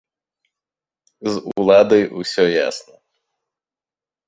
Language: Belarusian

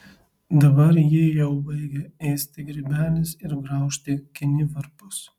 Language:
Lithuanian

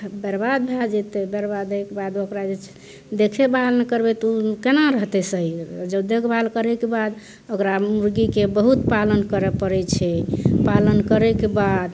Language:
Maithili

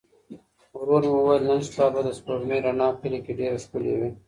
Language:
Pashto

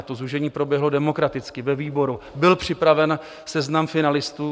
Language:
Czech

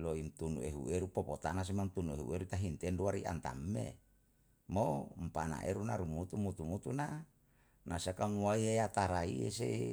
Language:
Yalahatan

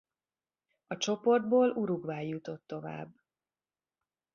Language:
Hungarian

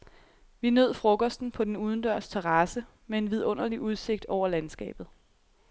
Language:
Danish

